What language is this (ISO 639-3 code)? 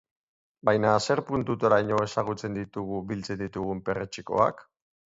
eus